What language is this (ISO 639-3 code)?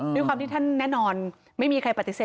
tha